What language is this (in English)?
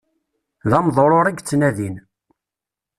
Kabyle